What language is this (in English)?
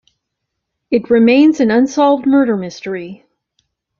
English